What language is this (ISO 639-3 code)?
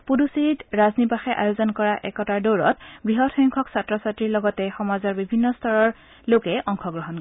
asm